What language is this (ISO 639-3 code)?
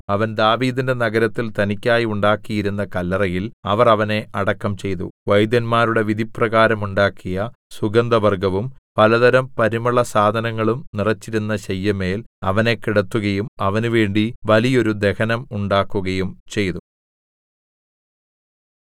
mal